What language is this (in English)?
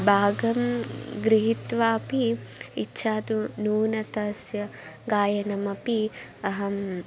Sanskrit